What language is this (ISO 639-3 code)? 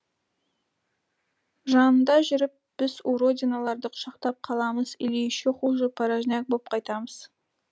kaz